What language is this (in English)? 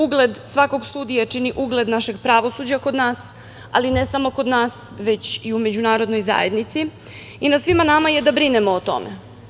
Serbian